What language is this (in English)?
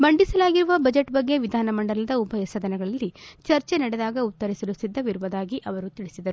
Kannada